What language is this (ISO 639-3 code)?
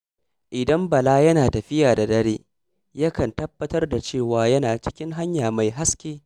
hau